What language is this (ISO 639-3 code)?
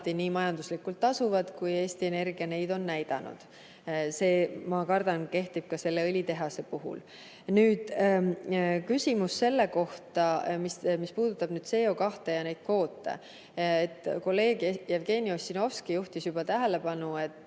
est